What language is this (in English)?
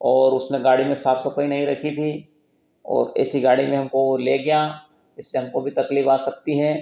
Hindi